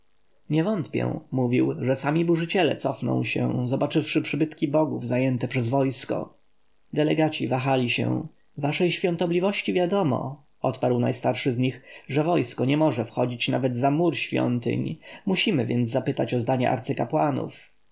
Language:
Polish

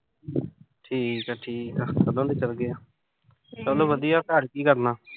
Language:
Punjabi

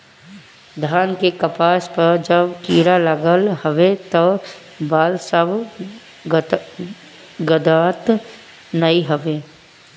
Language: Bhojpuri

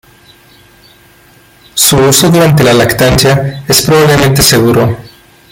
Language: Spanish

